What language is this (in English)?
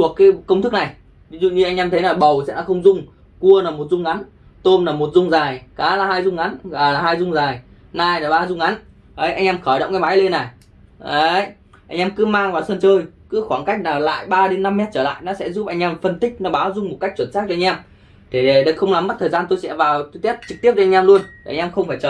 Vietnamese